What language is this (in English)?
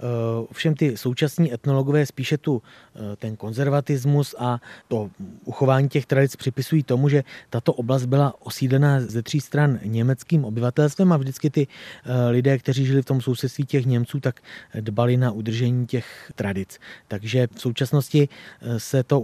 Czech